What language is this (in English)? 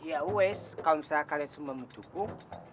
Indonesian